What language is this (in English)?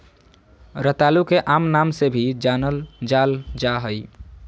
Magahi